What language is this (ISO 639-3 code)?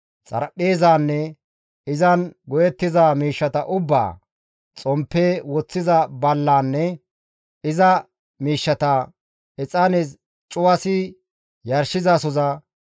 gmv